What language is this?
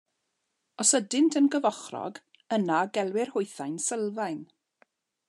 Welsh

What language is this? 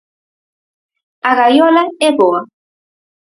Galician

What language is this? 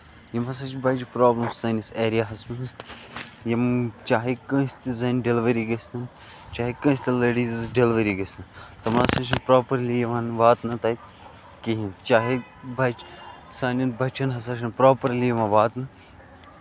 Kashmiri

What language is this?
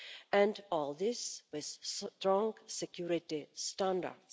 English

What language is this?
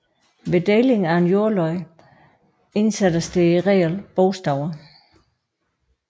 Danish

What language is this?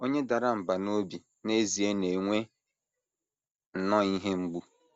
Igbo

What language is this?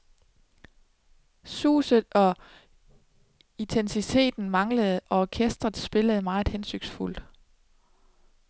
Danish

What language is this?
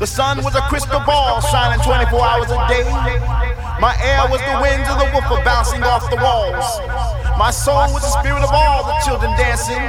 English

